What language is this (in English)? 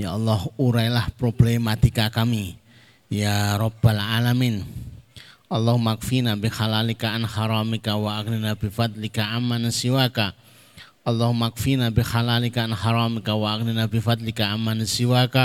Indonesian